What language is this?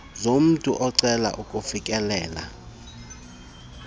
Xhosa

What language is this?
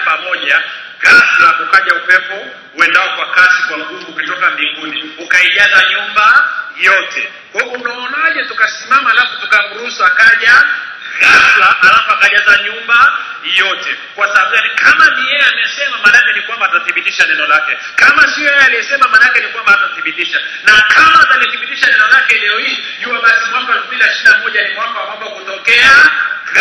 Swahili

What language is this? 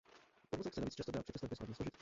Czech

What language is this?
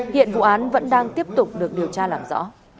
Vietnamese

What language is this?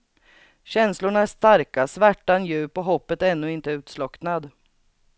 Swedish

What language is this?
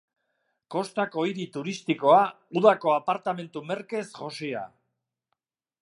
Basque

